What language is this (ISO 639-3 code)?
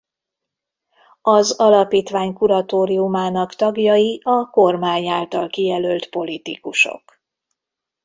hun